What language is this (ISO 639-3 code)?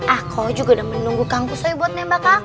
ind